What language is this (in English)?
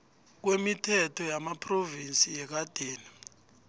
South Ndebele